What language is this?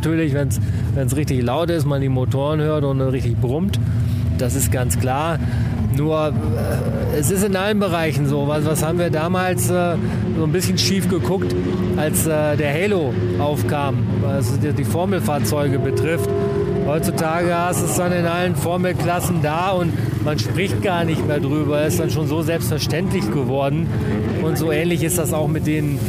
German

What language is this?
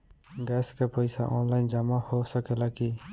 Bhojpuri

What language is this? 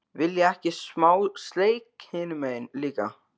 Icelandic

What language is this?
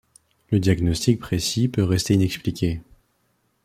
French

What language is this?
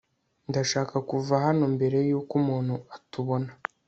Kinyarwanda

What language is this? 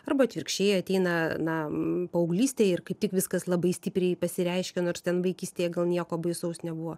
Lithuanian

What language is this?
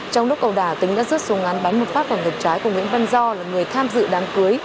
Vietnamese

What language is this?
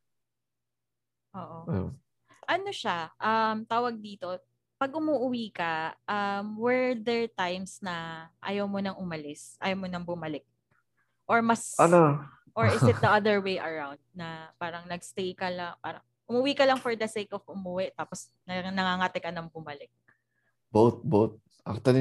Filipino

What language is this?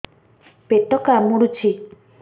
Odia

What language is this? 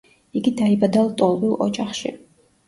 Georgian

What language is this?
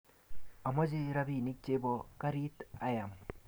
Kalenjin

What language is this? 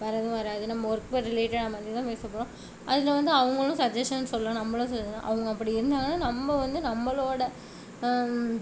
Tamil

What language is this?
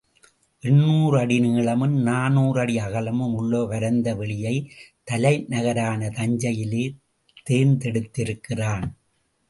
Tamil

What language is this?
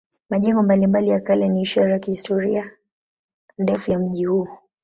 Swahili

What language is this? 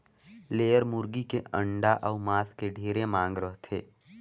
Chhattisgarhi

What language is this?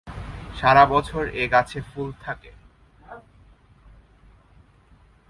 Bangla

